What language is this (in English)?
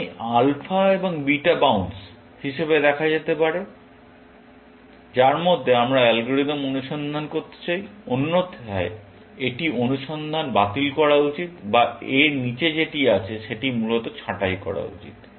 Bangla